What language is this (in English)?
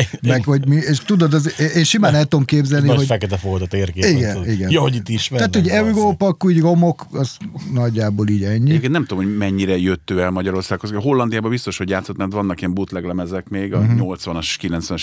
Hungarian